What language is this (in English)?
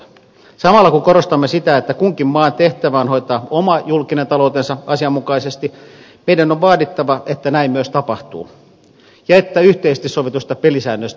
Finnish